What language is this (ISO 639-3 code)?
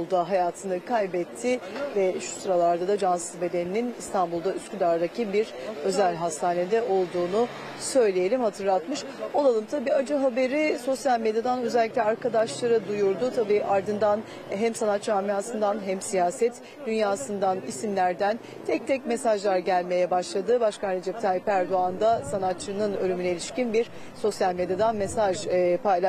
tur